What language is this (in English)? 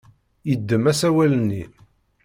Kabyle